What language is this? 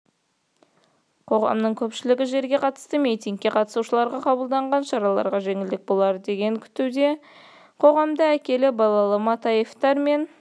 Kazakh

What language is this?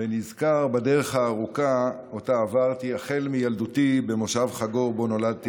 Hebrew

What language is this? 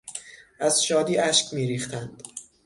Persian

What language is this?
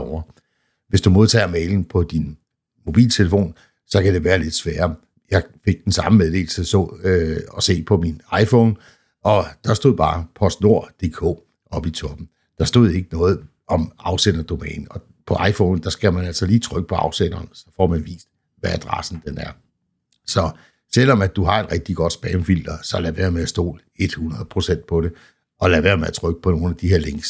Danish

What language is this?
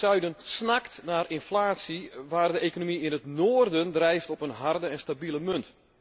Dutch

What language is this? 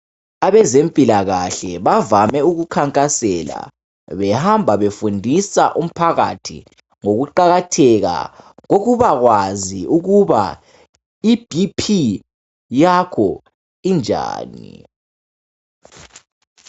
North Ndebele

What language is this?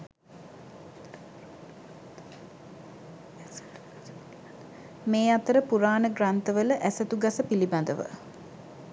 Sinhala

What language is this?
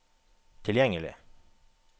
Norwegian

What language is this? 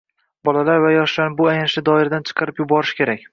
Uzbek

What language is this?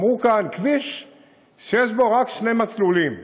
Hebrew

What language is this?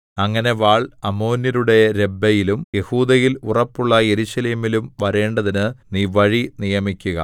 Malayalam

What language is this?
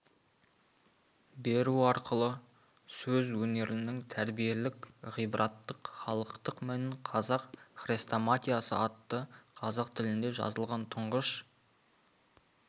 Kazakh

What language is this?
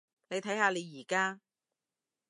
Cantonese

